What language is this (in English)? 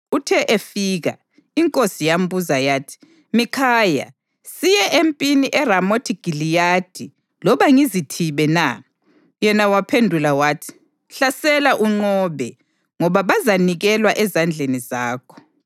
North Ndebele